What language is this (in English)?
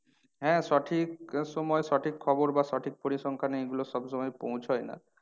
Bangla